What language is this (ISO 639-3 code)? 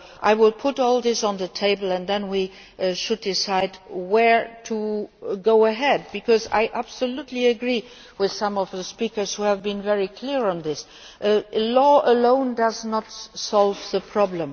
eng